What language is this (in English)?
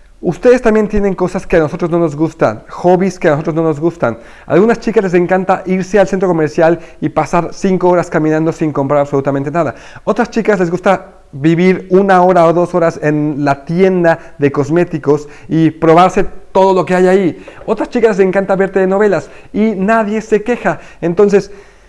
Spanish